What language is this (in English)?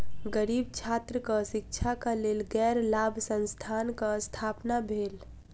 Maithili